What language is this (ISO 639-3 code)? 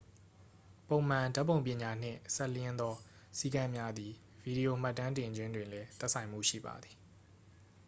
mya